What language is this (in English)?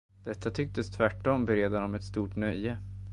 Swedish